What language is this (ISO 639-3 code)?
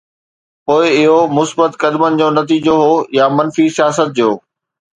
snd